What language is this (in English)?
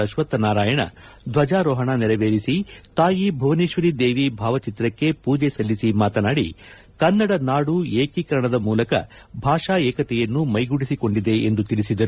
Kannada